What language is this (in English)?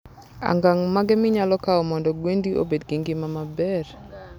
Luo (Kenya and Tanzania)